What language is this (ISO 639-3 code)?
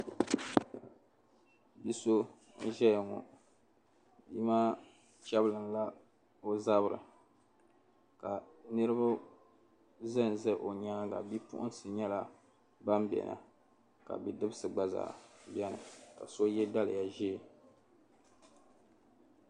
dag